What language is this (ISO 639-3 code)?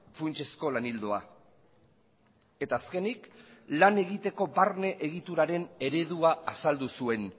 eus